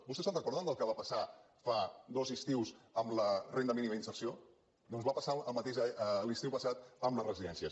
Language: Catalan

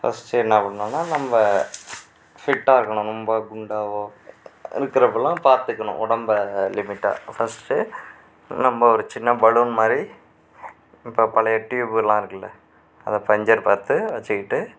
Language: Tamil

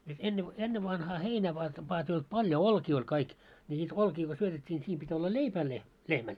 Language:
Finnish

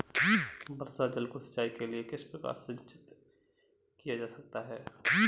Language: Hindi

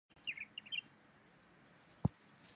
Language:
Chinese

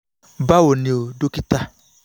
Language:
Yoruba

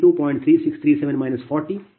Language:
Kannada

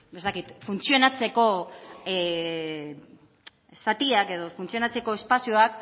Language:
Basque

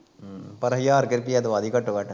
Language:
Punjabi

